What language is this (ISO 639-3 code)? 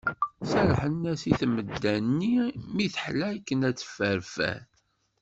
kab